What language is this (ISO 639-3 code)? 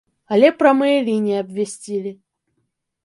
bel